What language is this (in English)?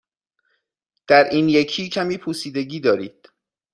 Persian